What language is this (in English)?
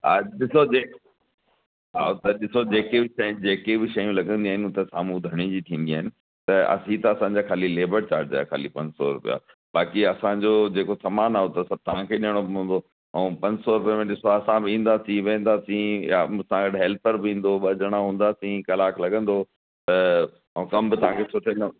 Sindhi